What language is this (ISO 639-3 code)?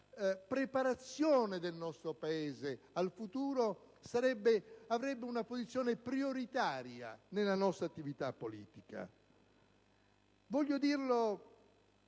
ita